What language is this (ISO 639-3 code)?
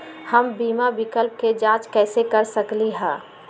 mag